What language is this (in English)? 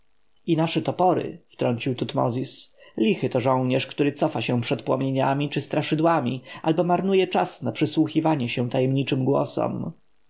Polish